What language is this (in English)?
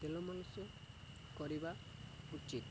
Odia